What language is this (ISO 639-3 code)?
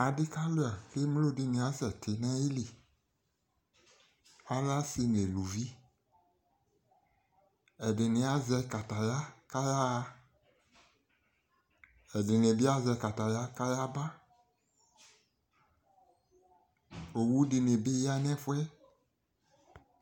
kpo